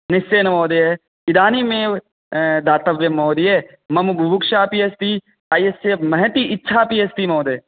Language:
Sanskrit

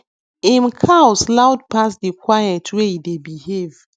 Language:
Nigerian Pidgin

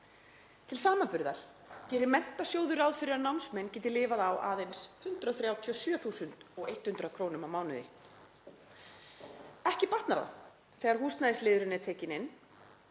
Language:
Icelandic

